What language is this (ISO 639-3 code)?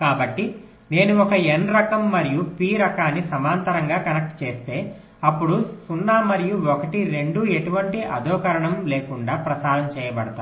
tel